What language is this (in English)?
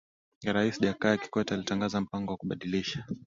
Swahili